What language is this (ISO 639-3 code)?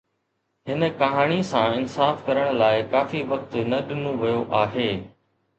snd